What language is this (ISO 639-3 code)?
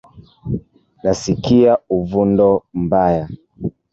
swa